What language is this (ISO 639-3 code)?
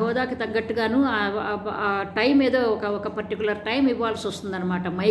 tel